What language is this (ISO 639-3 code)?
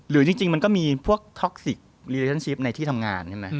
tha